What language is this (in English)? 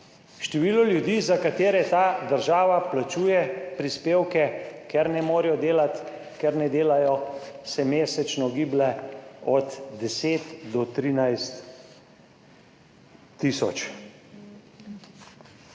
Slovenian